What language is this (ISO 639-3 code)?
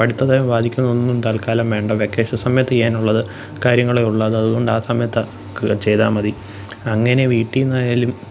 mal